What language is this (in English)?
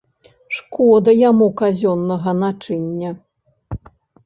Belarusian